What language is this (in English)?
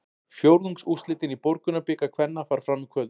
Icelandic